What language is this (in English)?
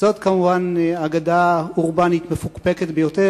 Hebrew